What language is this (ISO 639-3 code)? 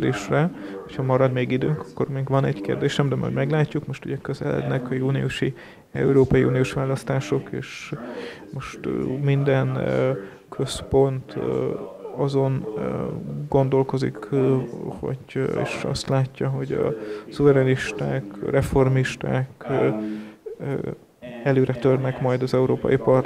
hun